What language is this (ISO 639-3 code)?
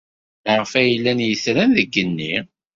kab